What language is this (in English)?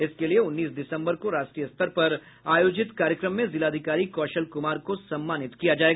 Hindi